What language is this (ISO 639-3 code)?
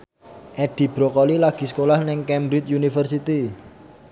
jav